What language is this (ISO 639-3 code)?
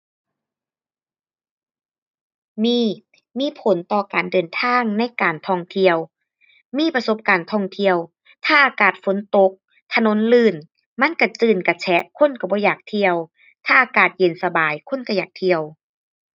tha